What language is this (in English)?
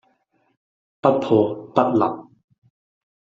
Cantonese